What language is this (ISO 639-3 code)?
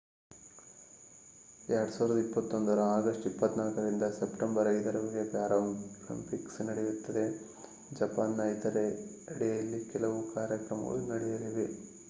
kan